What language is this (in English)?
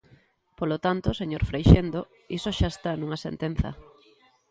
Galician